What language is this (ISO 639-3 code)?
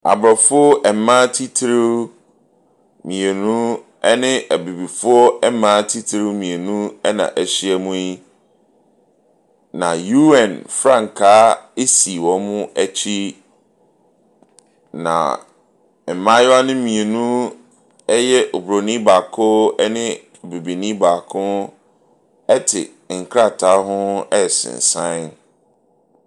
aka